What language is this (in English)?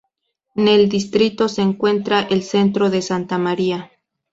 Spanish